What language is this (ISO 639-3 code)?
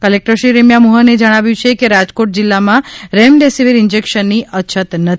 guj